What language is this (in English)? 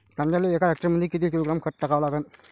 Marathi